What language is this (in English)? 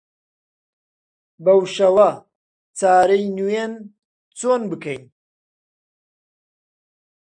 Central Kurdish